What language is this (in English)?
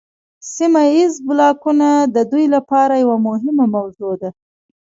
Pashto